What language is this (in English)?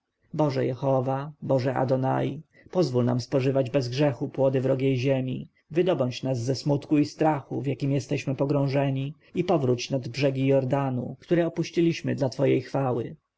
Polish